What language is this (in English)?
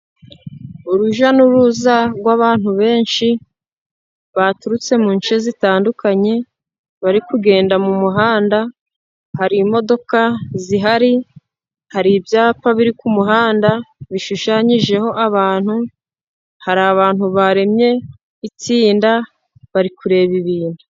Kinyarwanda